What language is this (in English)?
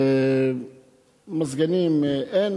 Hebrew